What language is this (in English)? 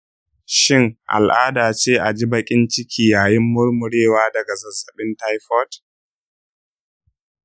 Hausa